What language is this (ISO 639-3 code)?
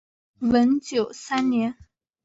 zho